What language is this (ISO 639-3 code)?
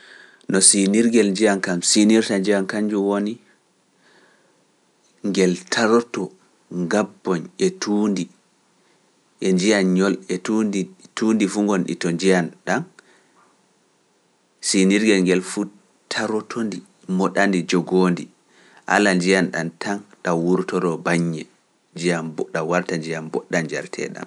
fuf